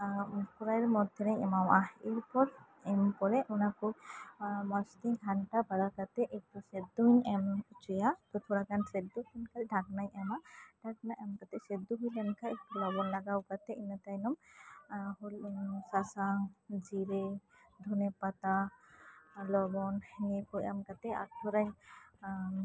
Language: Santali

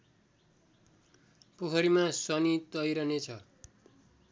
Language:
Nepali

